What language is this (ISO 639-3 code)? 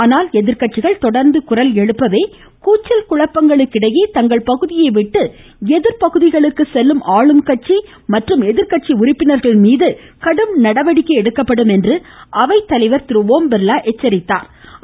tam